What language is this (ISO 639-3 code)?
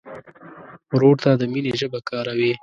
pus